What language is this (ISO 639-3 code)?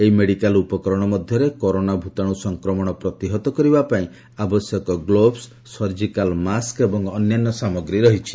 ori